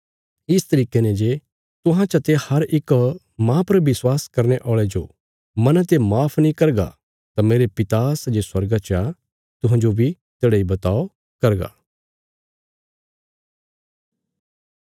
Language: Bilaspuri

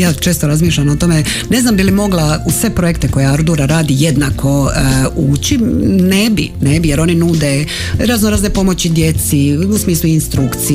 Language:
Croatian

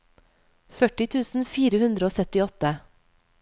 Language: Norwegian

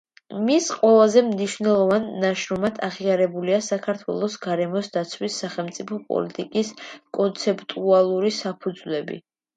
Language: Georgian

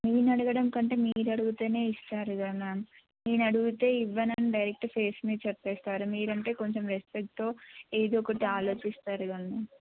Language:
Telugu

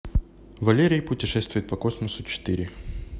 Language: Russian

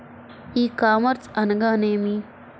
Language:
Telugu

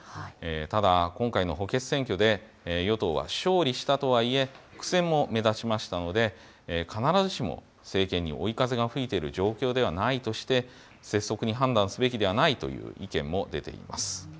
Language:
Japanese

